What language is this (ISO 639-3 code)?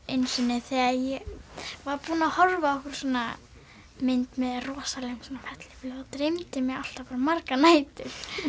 isl